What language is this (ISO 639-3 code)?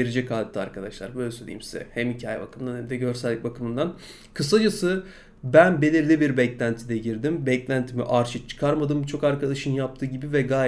tur